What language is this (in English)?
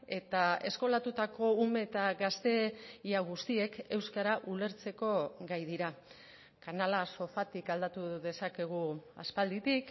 Basque